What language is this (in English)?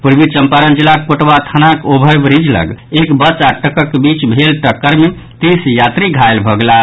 Maithili